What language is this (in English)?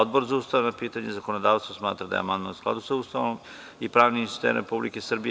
Serbian